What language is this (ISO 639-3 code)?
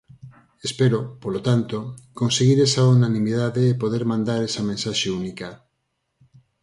glg